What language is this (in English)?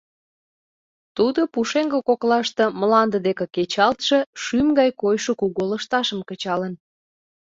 Mari